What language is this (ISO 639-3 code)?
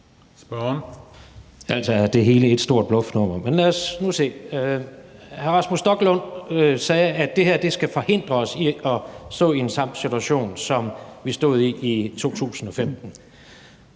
dan